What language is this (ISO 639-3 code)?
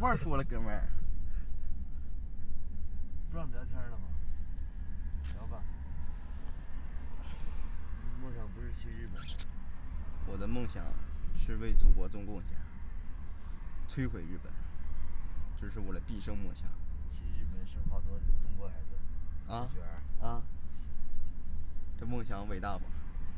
zho